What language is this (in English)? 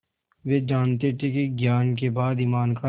Hindi